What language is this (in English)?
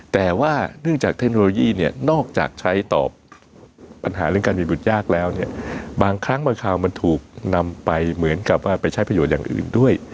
Thai